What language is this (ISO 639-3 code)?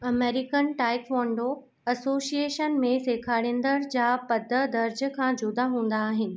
snd